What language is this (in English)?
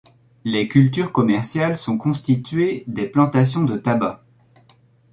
French